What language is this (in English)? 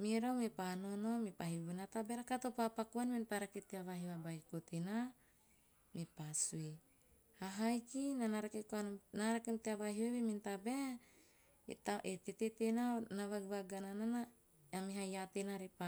Teop